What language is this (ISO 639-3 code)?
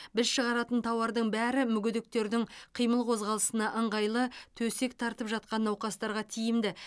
kaz